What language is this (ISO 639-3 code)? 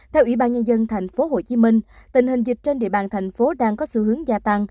vie